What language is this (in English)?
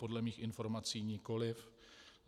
Czech